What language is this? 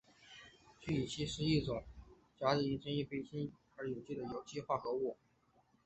Chinese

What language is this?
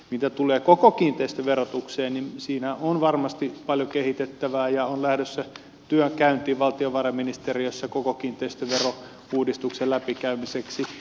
Finnish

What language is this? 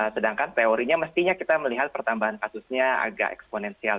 Indonesian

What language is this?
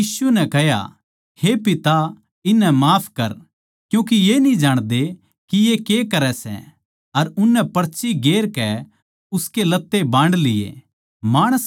Haryanvi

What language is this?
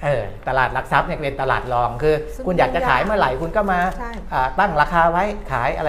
Thai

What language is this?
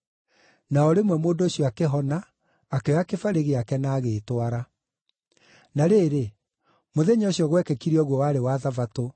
Kikuyu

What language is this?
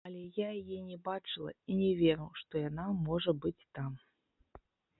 Belarusian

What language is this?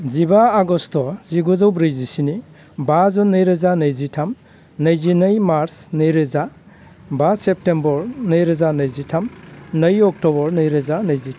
Bodo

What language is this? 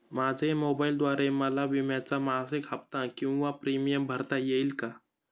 Marathi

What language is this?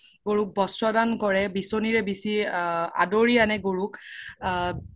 Assamese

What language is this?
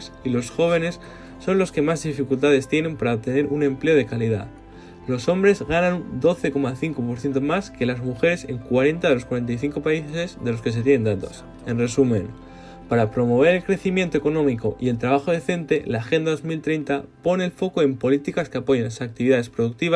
Spanish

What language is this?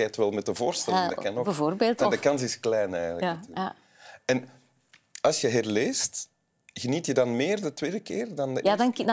Dutch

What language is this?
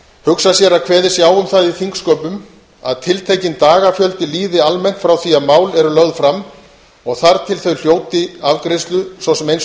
Icelandic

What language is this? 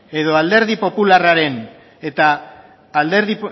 Basque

